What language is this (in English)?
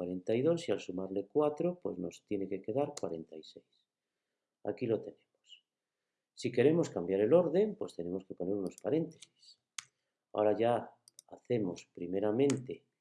Spanish